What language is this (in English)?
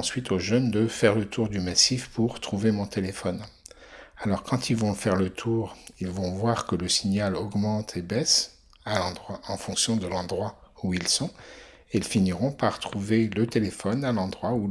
French